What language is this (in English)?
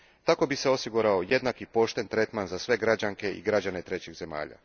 Croatian